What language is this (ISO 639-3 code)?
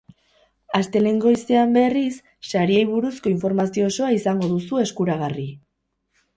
eus